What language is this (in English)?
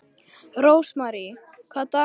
Icelandic